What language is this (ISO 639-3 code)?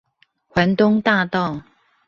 zho